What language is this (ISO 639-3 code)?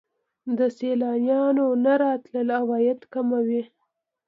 pus